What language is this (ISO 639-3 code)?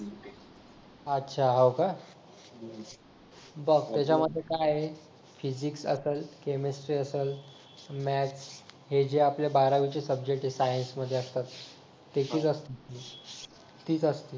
mar